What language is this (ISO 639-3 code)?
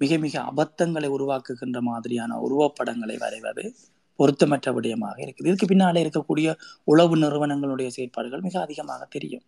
tam